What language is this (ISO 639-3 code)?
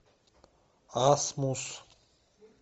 rus